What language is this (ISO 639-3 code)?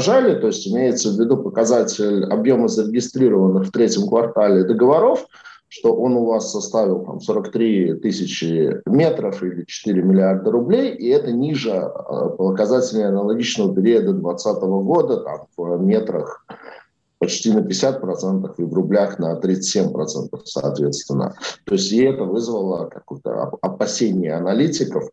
rus